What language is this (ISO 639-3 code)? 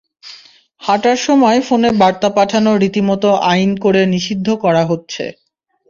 ben